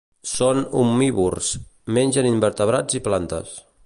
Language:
Catalan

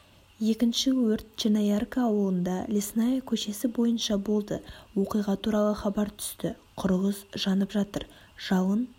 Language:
Kazakh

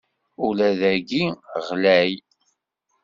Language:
Kabyle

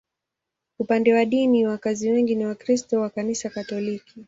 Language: Swahili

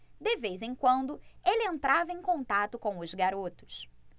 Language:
Portuguese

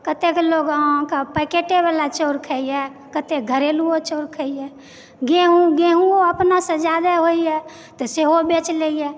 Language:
Maithili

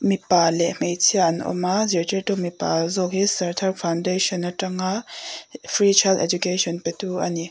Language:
Mizo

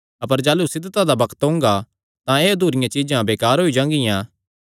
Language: Kangri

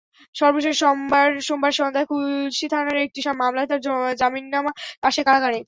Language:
Bangla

